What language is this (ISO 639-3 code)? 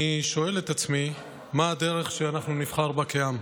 heb